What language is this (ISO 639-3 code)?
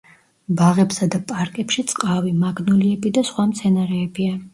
kat